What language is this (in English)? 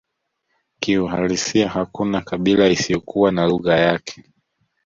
Swahili